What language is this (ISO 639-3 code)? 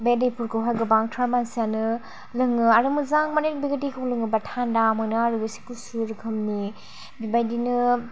brx